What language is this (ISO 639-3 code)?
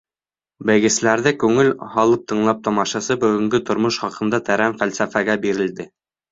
bak